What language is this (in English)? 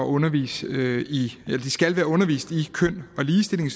Danish